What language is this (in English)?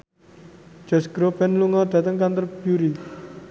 Javanese